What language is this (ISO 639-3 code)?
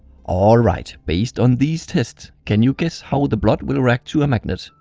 eng